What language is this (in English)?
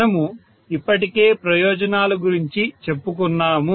Telugu